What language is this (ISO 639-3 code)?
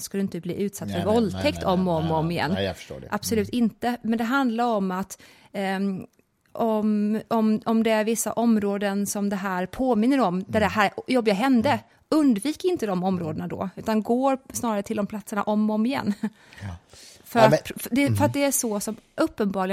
swe